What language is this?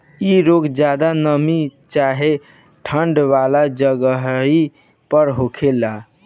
Bhojpuri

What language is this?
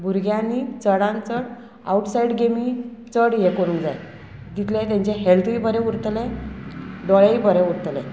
Konkani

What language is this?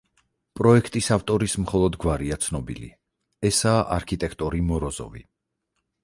Georgian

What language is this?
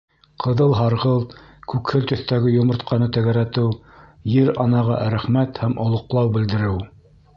Bashkir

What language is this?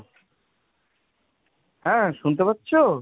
Bangla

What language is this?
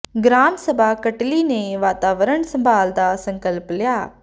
Punjabi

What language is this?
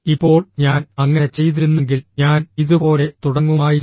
Malayalam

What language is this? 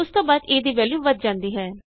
Punjabi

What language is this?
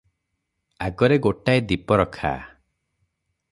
Odia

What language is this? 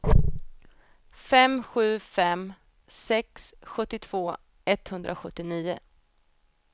Swedish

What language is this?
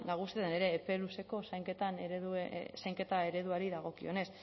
Basque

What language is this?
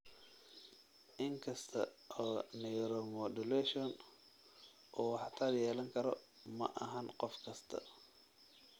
Somali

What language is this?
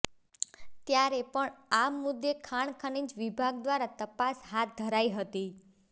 Gujarati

